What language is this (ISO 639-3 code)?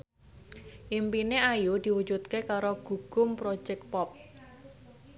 jav